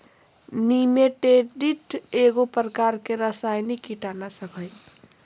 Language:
Magahi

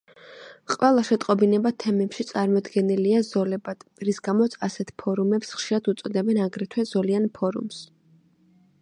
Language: Georgian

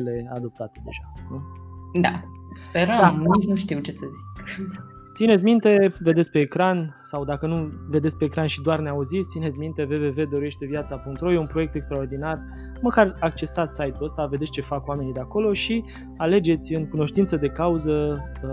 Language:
Romanian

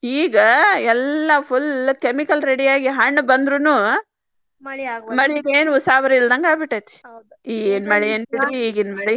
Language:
Kannada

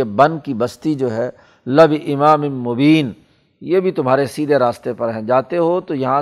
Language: Urdu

